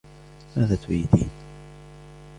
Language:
Arabic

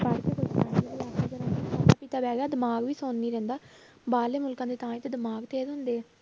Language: Punjabi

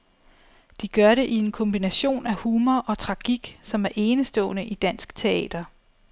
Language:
Danish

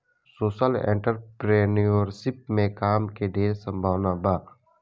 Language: Bhojpuri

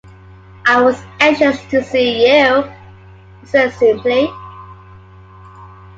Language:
English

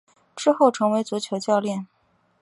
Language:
Chinese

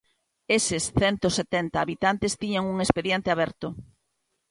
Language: Galician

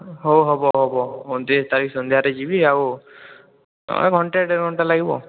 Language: Odia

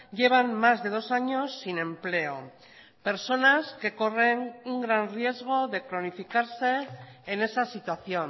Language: Spanish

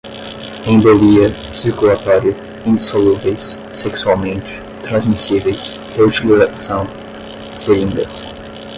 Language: Portuguese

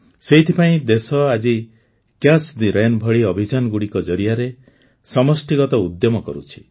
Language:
Odia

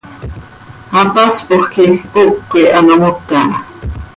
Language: Seri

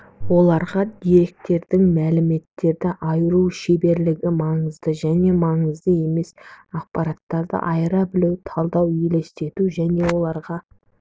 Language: Kazakh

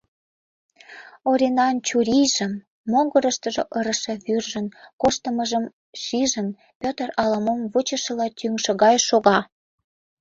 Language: Mari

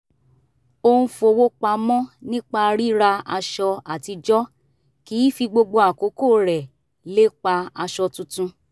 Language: Yoruba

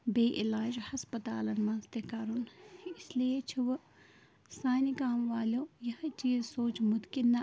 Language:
Kashmiri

